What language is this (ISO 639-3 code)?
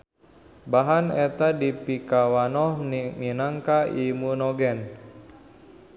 sun